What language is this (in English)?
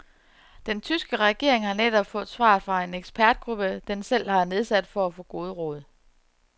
Danish